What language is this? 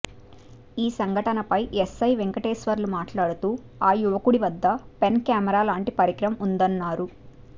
Telugu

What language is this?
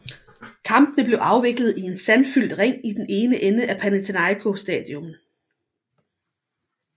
Danish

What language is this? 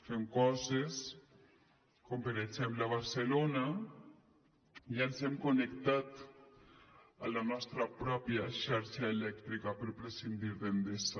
Catalan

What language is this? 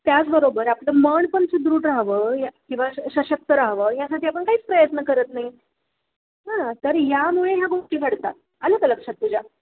Marathi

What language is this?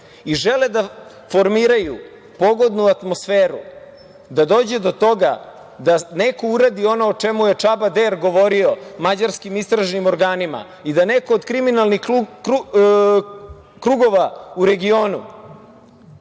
Serbian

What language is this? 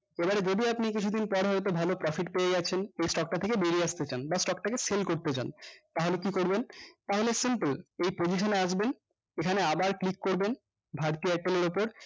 Bangla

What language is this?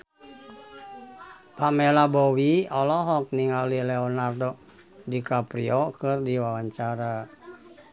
Sundanese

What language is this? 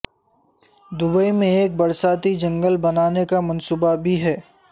Urdu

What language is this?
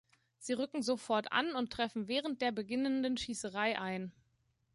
German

